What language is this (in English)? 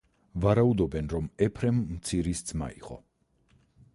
Georgian